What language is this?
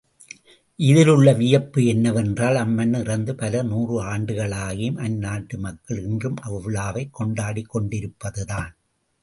Tamil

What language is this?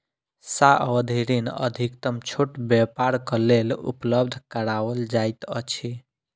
Maithili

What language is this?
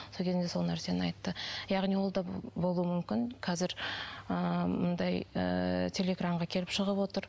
Kazakh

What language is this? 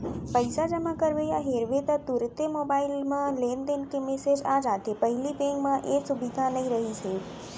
Chhattisgarhi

